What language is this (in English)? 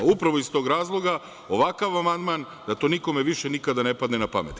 Serbian